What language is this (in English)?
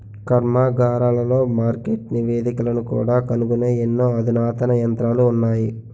Telugu